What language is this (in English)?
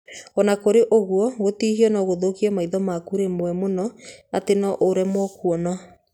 Kikuyu